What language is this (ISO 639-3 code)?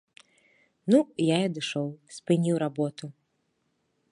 bel